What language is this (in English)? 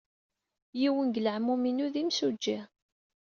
Kabyle